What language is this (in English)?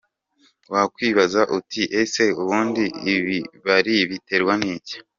Kinyarwanda